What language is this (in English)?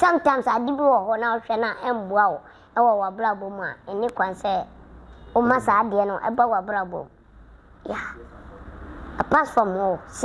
English